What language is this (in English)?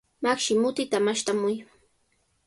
Sihuas Ancash Quechua